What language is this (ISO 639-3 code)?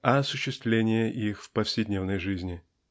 rus